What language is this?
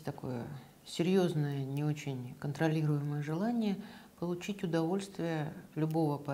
Russian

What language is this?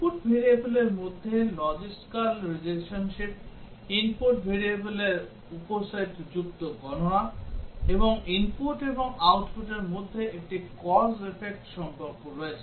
Bangla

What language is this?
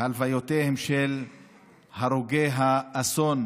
Hebrew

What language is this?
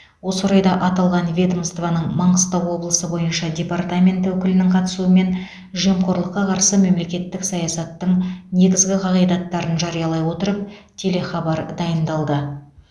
Kazakh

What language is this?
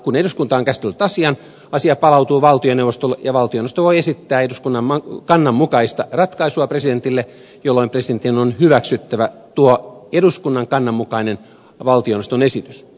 Finnish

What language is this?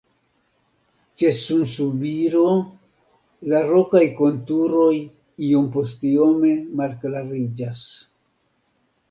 Esperanto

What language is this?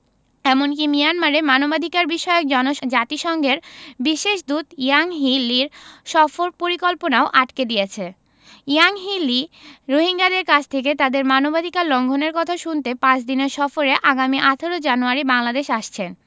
Bangla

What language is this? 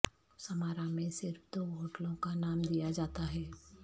Urdu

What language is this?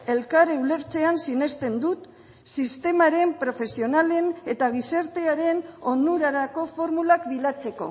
Basque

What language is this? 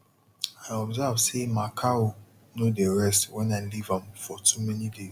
Nigerian Pidgin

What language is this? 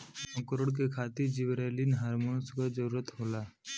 Bhojpuri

